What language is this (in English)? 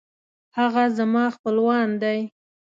Pashto